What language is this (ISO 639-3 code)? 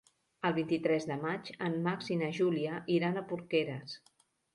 cat